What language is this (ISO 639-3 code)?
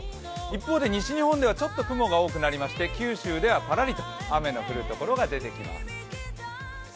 jpn